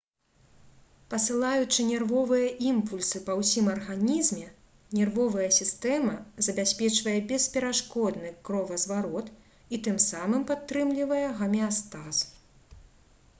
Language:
Belarusian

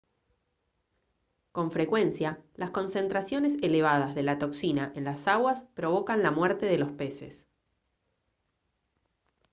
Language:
Spanish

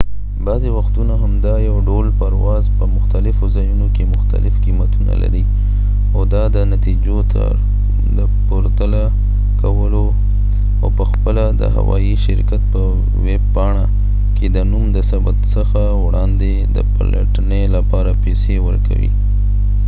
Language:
Pashto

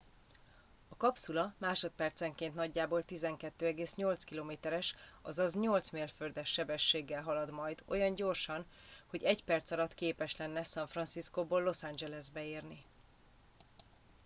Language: Hungarian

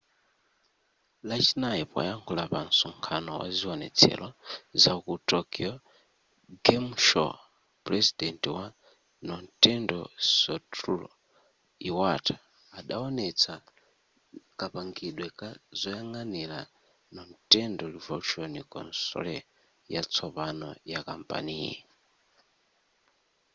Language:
Nyanja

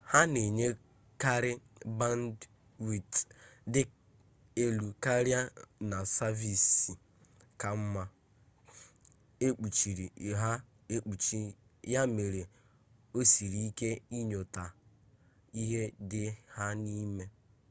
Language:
Igbo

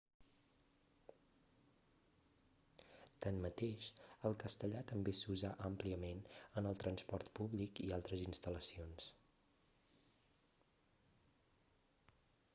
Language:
Catalan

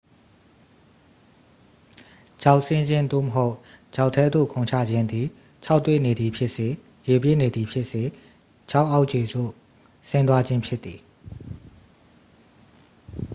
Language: Burmese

